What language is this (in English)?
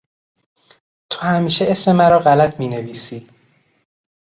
Persian